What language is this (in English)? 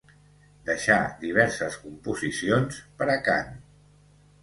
Catalan